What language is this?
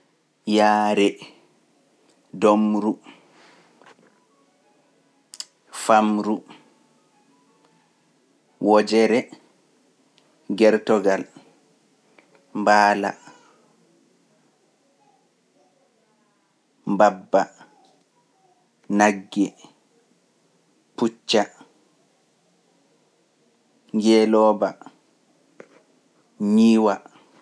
Pular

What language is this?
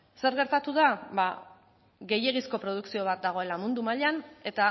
Basque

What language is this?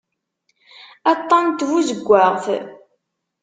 Kabyle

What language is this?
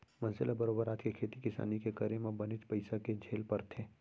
Chhattisgarhi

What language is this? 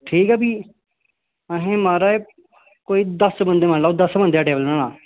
Dogri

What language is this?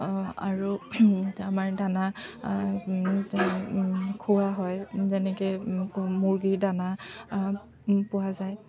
Assamese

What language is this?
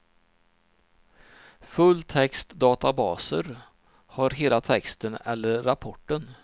Swedish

